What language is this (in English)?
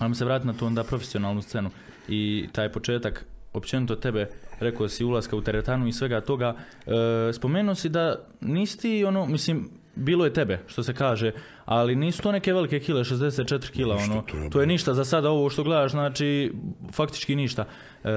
Croatian